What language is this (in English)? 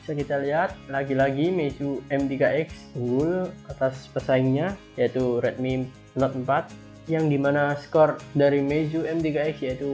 Indonesian